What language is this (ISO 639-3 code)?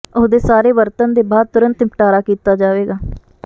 pan